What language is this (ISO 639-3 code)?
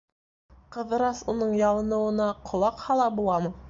bak